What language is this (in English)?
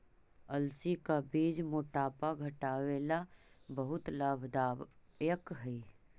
Magahi